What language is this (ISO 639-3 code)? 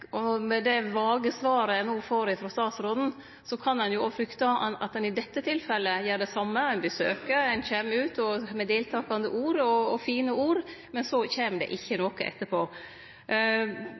nno